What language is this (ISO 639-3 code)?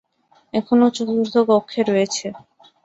ben